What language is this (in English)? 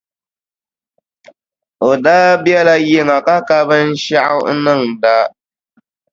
Dagbani